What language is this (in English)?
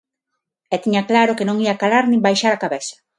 Galician